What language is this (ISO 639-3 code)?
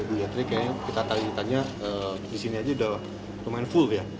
ind